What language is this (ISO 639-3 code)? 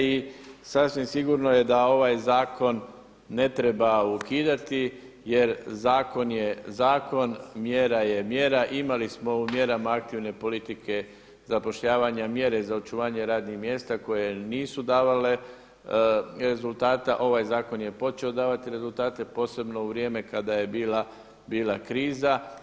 hrv